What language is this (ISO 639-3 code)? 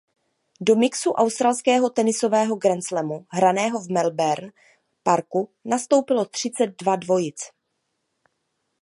ces